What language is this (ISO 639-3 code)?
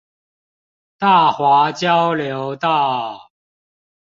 zho